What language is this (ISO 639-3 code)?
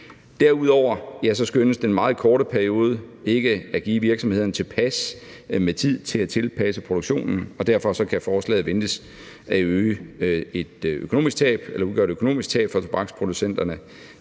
dan